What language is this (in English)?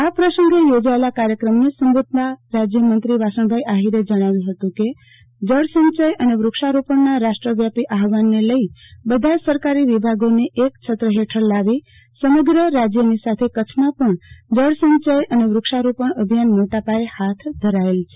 Gujarati